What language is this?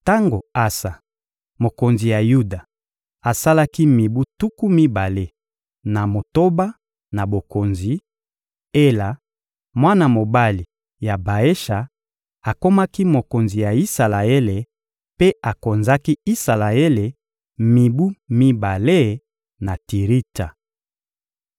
Lingala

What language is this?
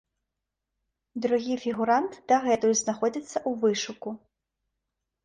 Belarusian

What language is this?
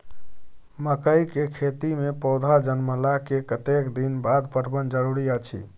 Maithili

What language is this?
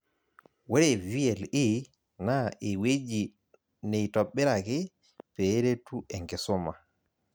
Masai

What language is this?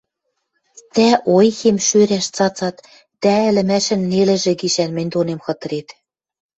Western Mari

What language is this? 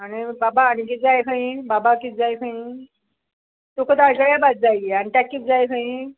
Konkani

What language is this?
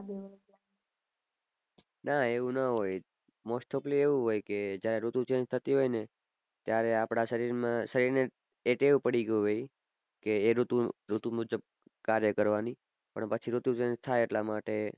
Gujarati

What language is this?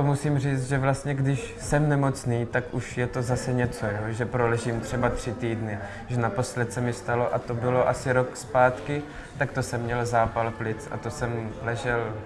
Czech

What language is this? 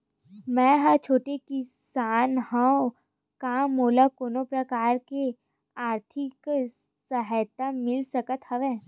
Chhattisgarhi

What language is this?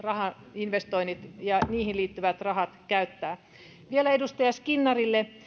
Finnish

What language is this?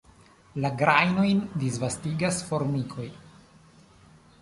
Esperanto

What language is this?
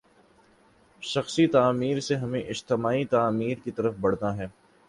Urdu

